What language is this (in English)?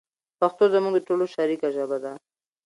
Pashto